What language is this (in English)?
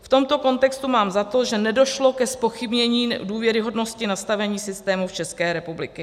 Czech